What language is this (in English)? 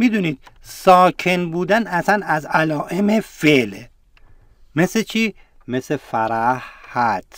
Persian